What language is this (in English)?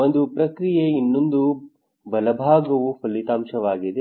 Kannada